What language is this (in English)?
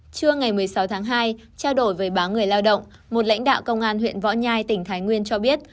Vietnamese